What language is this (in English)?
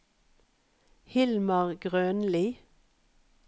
Norwegian